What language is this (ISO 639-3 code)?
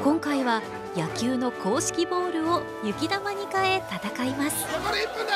jpn